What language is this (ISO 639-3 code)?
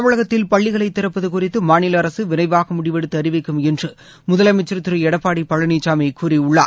tam